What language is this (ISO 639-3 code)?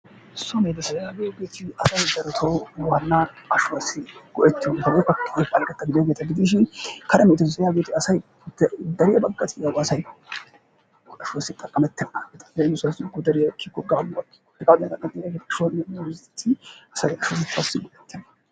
wal